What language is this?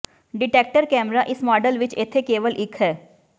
Punjabi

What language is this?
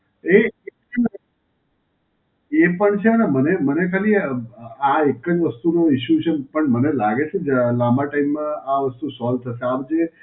Gujarati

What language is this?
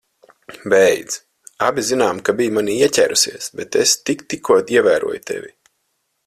Latvian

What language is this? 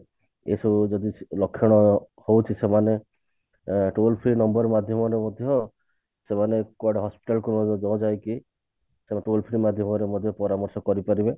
Odia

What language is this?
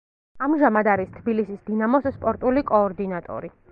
Georgian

